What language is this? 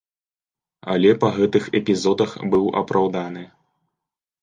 Belarusian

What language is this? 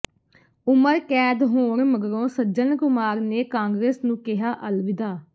Punjabi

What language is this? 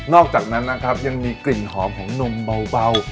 Thai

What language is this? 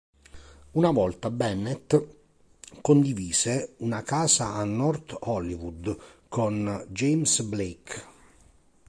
Italian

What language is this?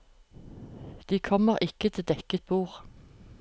Norwegian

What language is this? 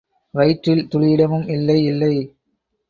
Tamil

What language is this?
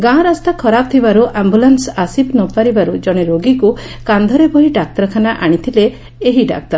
Odia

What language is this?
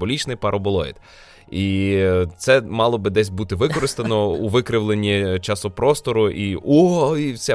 Ukrainian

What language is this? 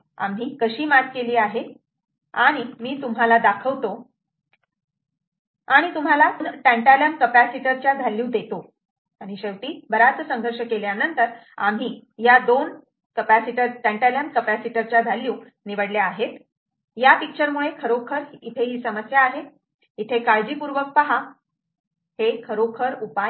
Marathi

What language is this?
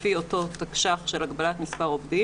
Hebrew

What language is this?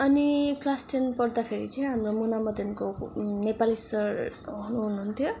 Nepali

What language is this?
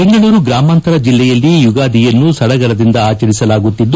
Kannada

